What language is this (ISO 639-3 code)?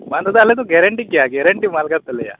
sat